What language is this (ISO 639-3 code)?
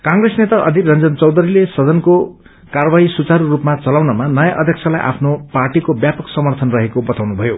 nep